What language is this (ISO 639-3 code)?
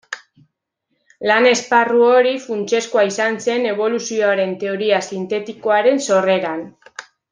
eus